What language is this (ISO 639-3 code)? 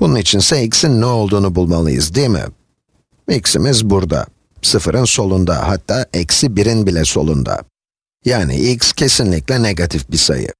tur